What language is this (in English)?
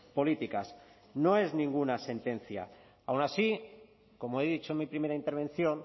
Spanish